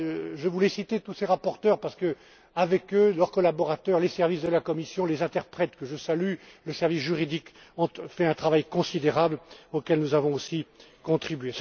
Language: French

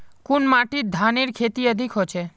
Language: Magahi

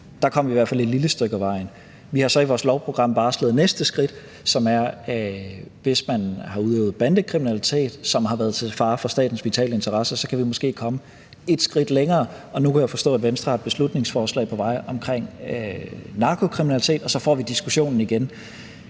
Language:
Danish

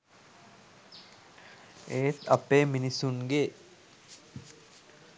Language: Sinhala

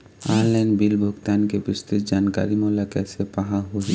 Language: Chhattisgarhi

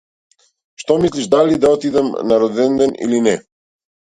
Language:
Macedonian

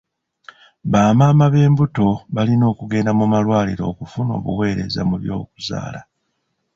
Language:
Ganda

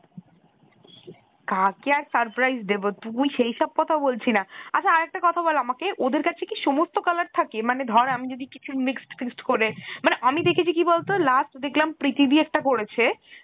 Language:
Bangla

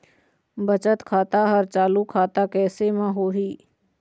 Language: Chhattisgarhi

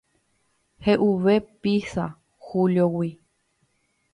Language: Guarani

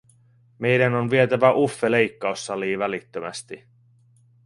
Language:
Finnish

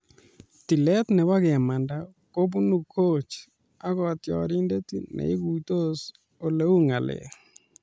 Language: Kalenjin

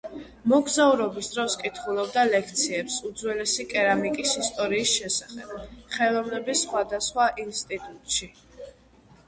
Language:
Georgian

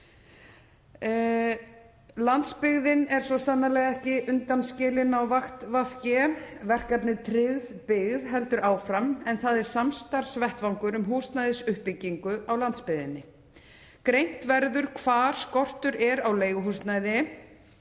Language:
Icelandic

